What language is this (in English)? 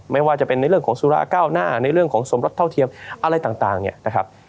Thai